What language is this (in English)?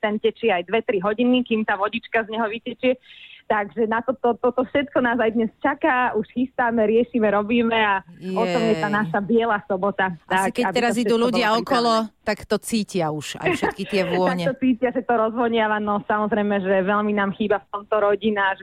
Slovak